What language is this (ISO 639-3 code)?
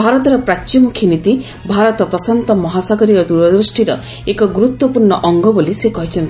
ori